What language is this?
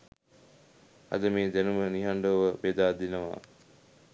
Sinhala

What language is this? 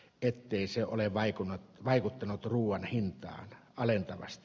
Finnish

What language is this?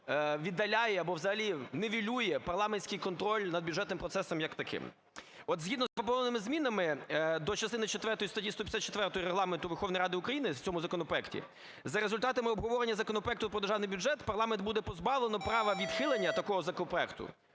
Ukrainian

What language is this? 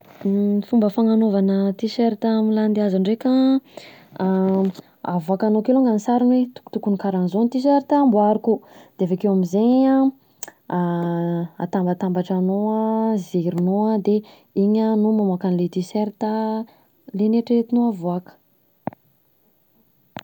Southern Betsimisaraka Malagasy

